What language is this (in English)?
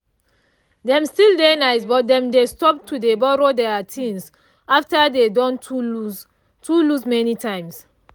Nigerian Pidgin